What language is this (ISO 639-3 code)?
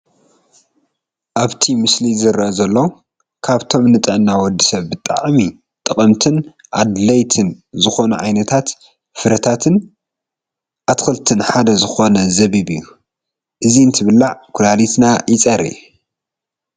tir